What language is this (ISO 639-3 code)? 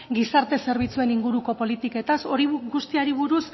eus